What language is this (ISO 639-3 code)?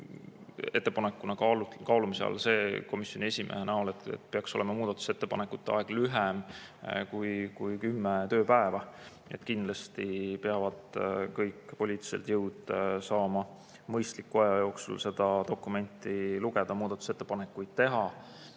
est